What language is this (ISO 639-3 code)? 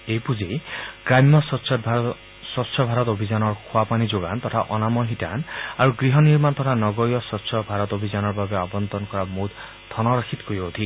asm